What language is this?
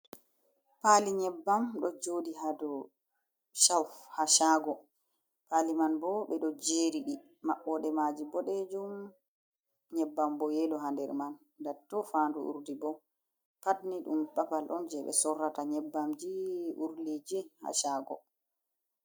Fula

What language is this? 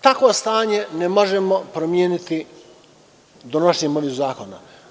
Serbian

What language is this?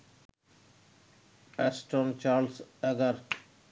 Bangla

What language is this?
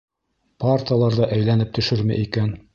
Bashkir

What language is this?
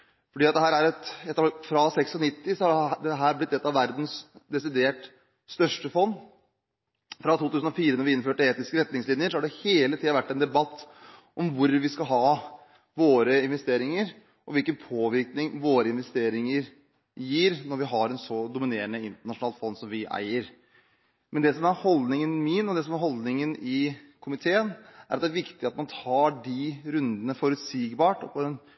Norwegian Bokmål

